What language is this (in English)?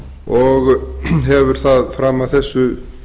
Icelandic